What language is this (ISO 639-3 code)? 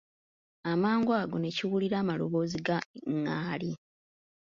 lug